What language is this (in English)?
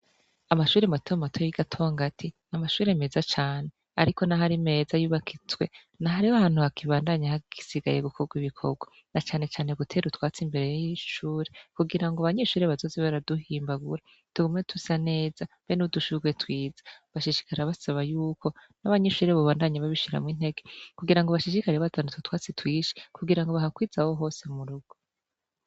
Rundi